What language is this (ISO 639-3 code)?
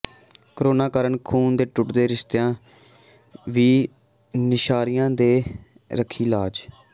pan